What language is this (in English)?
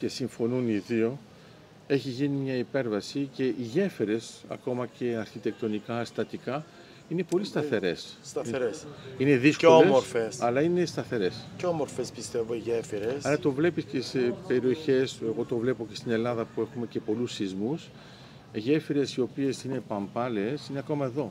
Greek